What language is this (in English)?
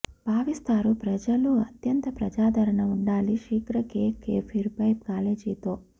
Telugu